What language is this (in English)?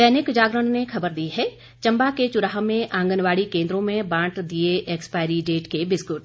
Hindi